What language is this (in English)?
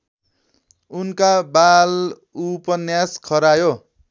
Nepali